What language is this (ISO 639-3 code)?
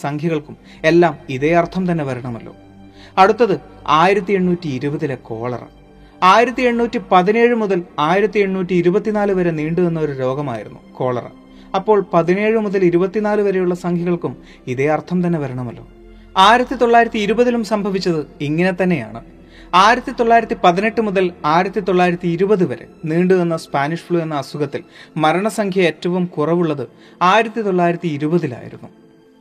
mal